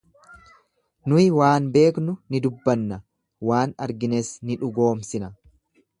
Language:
Oromo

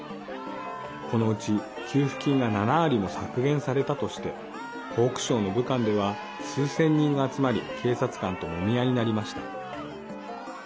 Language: Japanese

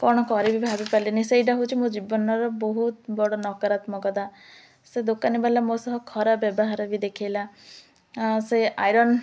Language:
Odia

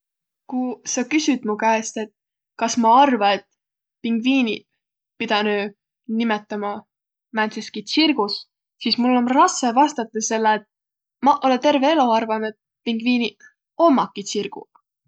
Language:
Võro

